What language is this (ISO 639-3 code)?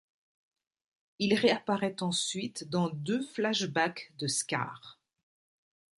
fra